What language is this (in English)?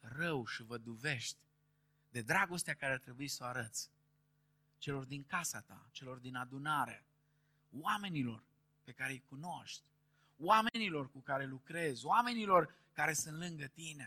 Romanian